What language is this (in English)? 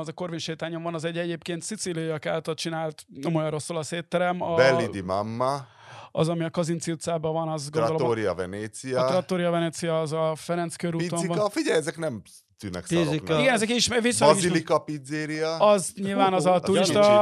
Hungarian